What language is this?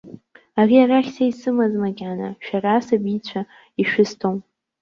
Abkhazian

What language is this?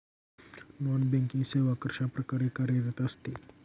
Marathi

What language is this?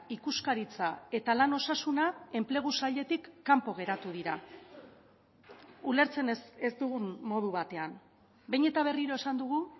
Basque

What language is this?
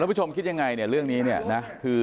Thai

